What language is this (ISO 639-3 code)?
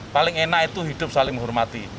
ind